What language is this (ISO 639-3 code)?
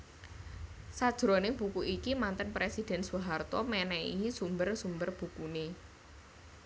jav